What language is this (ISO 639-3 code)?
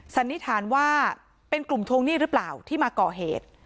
tha